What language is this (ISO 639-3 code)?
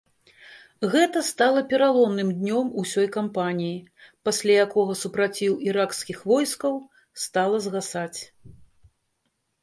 bel